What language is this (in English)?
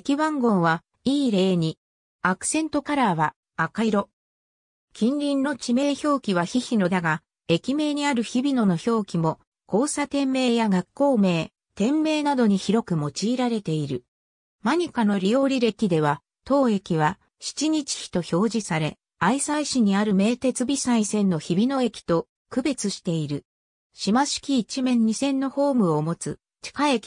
Japanese